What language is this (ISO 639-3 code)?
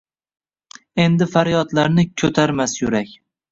uzb